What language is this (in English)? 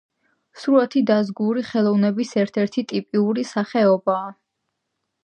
Georgian